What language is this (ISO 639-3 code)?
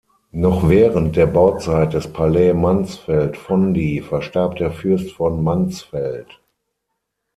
deu